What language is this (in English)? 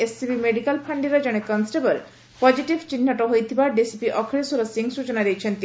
Odia